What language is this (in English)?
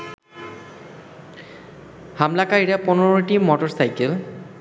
Bangla